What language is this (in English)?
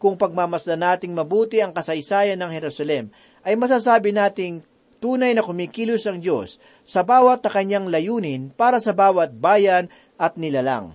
Filipino